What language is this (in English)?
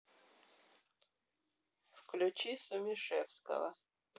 Russian